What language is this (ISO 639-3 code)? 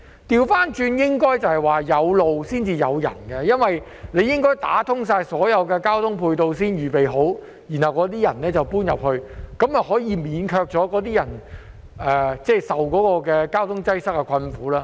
yue